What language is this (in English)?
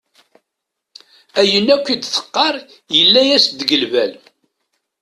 Kabyle